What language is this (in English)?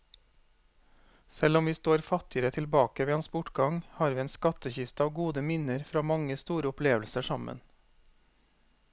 Norwegian